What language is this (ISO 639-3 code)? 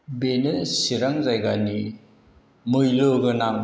brx